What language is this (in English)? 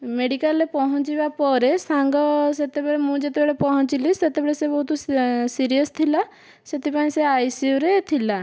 Odia